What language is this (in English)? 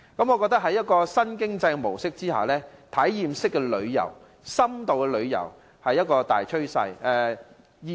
Cantonese